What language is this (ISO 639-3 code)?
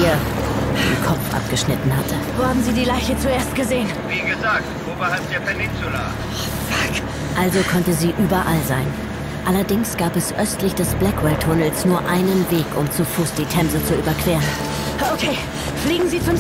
deu